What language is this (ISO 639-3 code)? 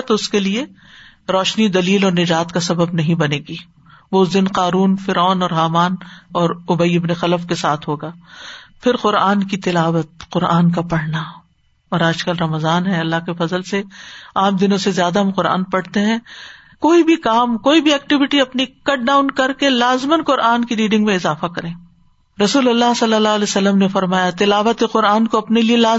urd